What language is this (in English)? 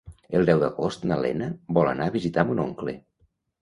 Catalan